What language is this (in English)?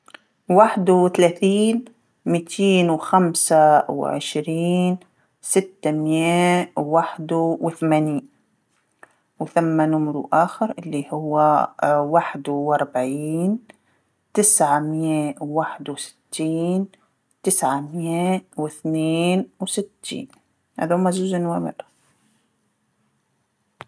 Tunisian Arabic